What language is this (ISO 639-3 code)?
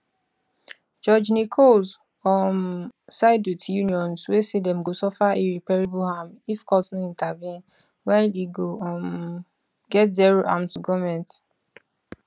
pcm